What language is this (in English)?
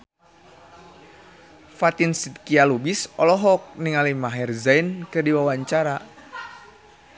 Sundanese